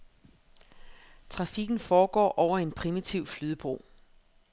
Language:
Danish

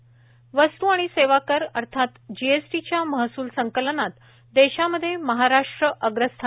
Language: Marathi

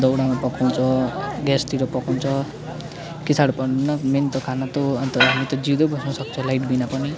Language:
Nepali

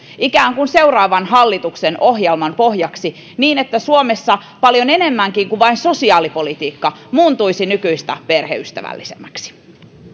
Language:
Finnish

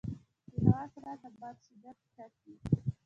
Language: Pashto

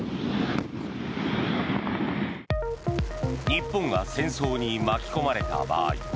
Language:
Japanese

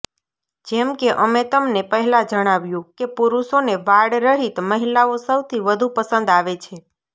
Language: Gujarati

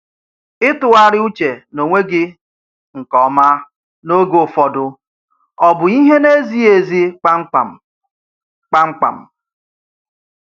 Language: Igbo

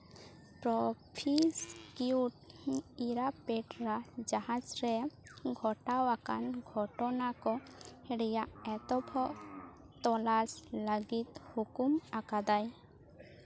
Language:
Santali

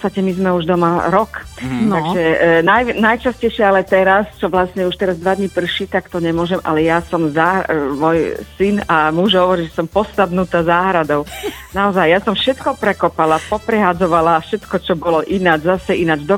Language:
Slovak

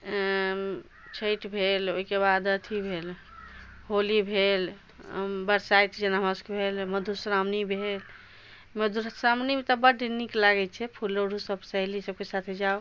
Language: Maithili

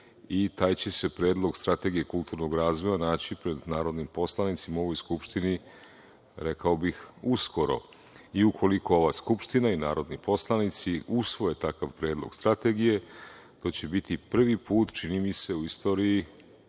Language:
Serbian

